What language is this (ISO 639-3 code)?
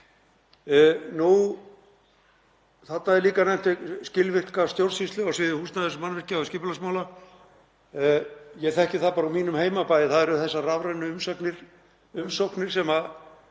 isl